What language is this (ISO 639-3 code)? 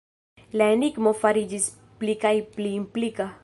epo